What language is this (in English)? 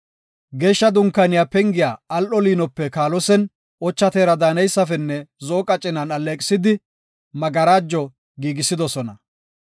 Gofa